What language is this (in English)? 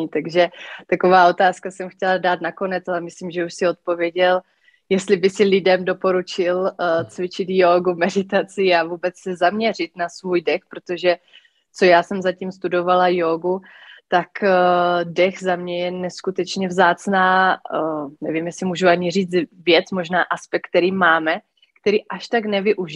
Czech